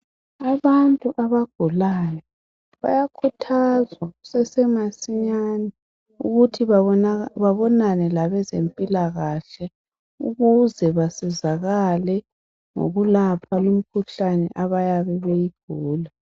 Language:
North Ndebele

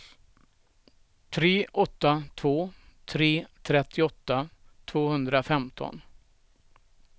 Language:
Swedish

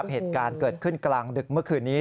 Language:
Thai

